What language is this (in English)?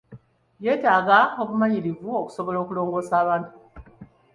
Ganda